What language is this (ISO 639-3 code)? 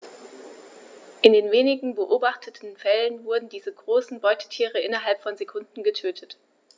deu